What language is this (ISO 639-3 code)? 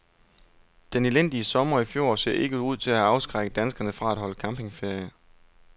dan